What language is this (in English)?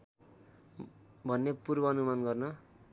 Nepali